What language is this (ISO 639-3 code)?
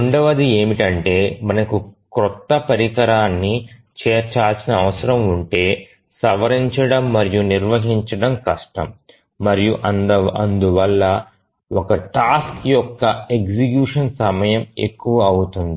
tel